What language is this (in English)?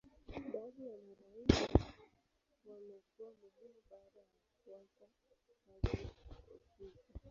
Swahili